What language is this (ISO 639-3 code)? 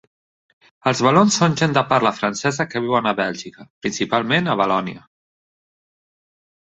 cat